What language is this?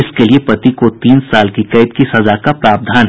Hindi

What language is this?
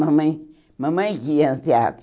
Portuguese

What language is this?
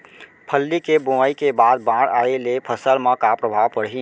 Chhattisgarhi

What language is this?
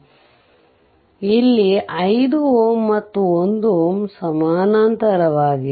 Kannada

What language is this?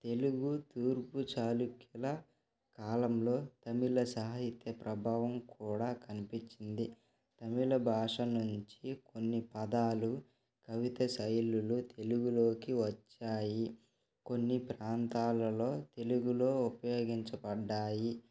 Telugu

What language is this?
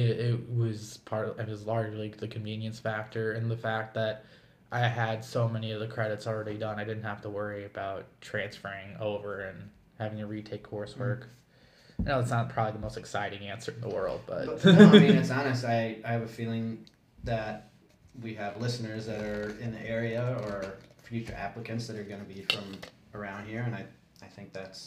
English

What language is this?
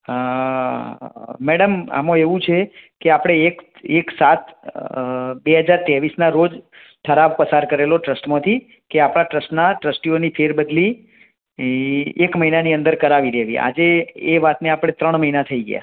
Gujarati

